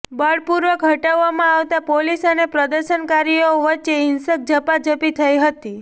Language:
Gujarati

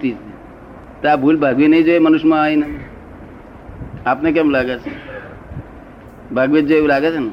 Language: Gujarati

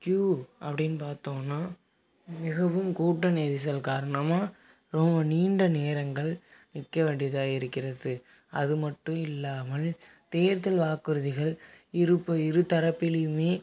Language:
Tamil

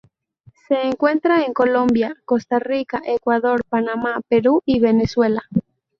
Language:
Spanish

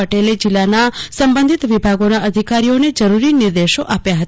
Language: Gujarati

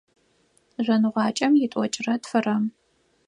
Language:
Adyghe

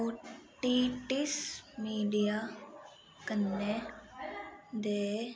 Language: Dogri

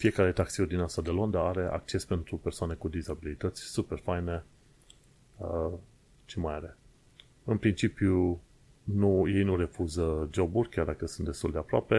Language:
Romanian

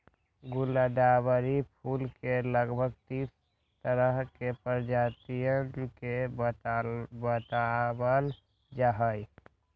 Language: Magahi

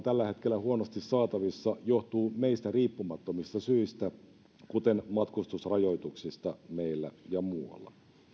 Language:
Finnish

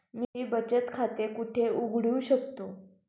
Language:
Marathi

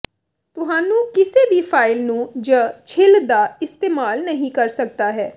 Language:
Punjabi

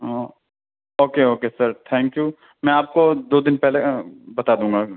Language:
Urdu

